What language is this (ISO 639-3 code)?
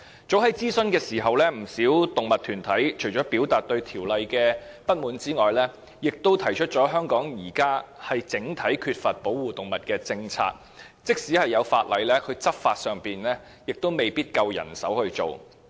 yue